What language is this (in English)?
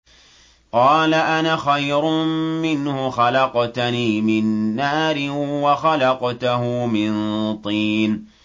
Arabic